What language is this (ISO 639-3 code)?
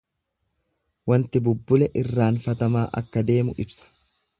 orm